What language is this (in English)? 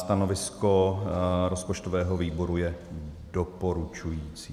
Czech